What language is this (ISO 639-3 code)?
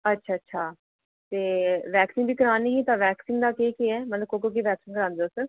doi